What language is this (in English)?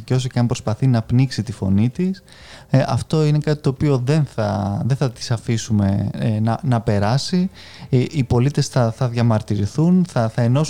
Greek